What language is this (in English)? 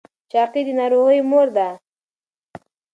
Pashto